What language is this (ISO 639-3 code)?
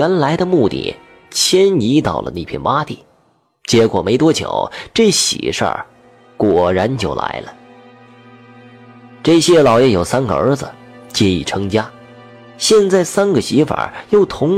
zho